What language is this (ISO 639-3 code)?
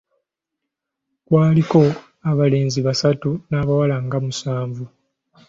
lug